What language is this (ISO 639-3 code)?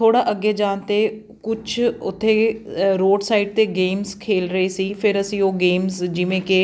pan